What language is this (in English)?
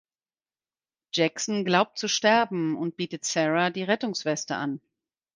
German